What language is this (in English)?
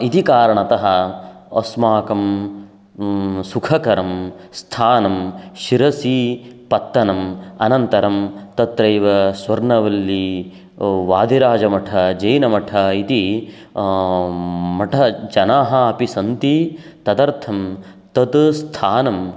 Sanskrit